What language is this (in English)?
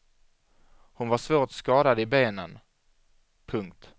Swedish